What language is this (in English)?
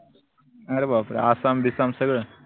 Marathi